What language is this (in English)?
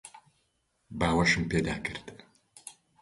Central Kurdish